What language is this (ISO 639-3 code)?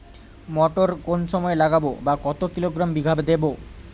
ben